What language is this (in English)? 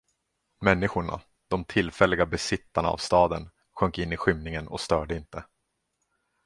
Swedish